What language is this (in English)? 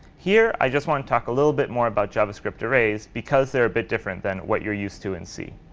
English